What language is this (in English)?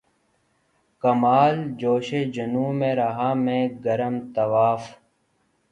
Urdu